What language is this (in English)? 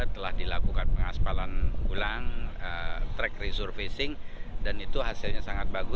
Indonesian